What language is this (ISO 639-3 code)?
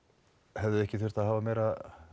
isl